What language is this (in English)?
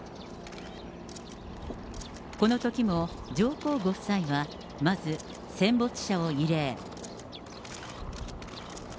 Japanese